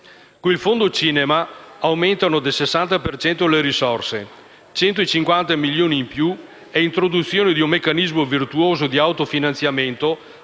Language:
Italian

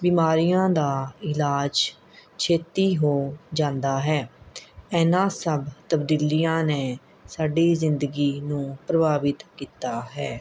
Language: Punjabi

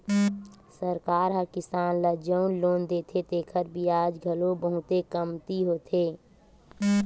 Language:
Chhattisgarhi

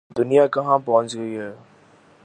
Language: Urdu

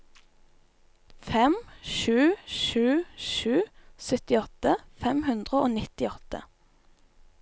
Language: Norwegian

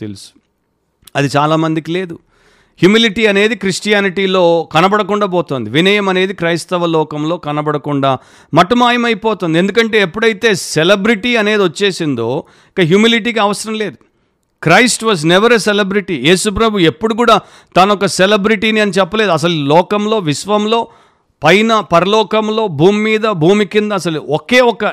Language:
Telugu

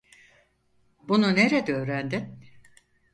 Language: Turkish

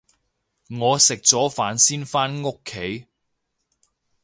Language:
Cantonese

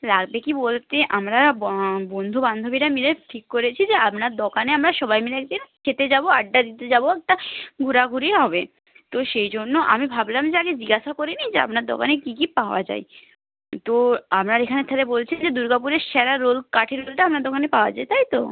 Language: Bangla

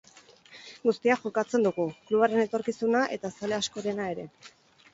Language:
Basque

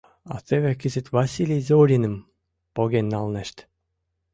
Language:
Mari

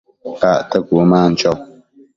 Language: Matsés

